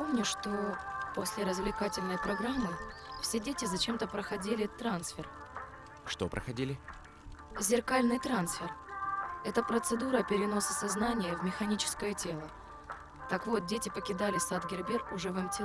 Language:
Russian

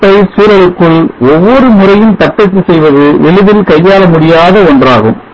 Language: Tamil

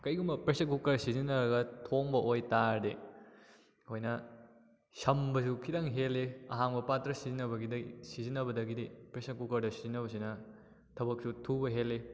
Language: Manipuri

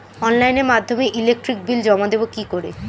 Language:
Bangla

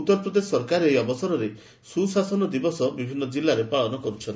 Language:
Odia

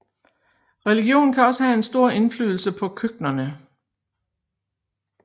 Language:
Danish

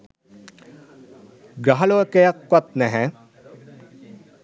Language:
Sinhala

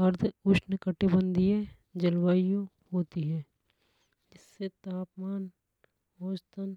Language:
Hadothi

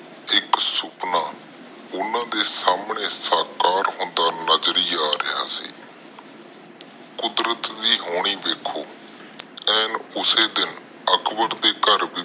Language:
Punjabi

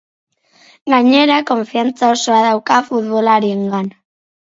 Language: Basque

